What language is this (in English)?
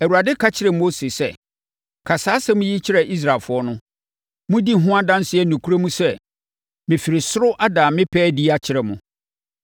Akan